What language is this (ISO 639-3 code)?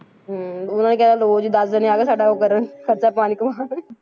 pan